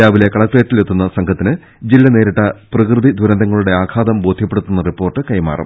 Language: Malayalam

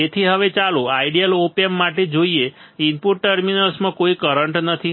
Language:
Gujarati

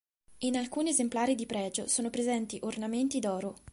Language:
Italian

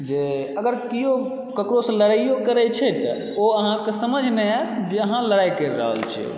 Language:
Maithili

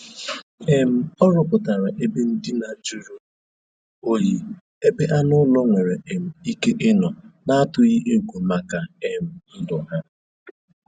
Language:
Igbo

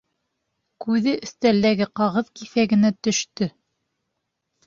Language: Bashkir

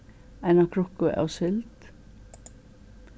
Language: Faroese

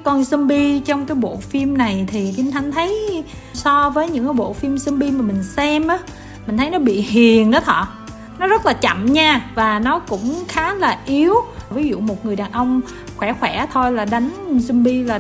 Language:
Vietnamese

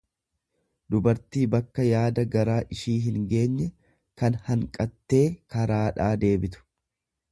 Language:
Oromo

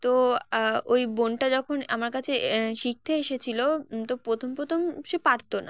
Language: Bangla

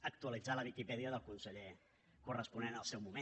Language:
Catalan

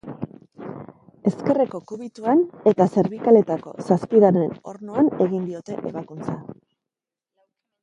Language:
Basque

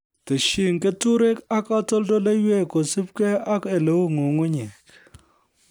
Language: Kalenjin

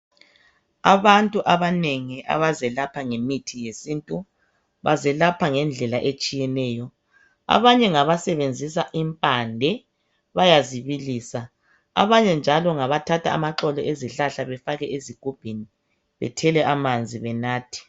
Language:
North Ndebele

